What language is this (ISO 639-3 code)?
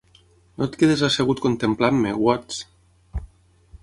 cat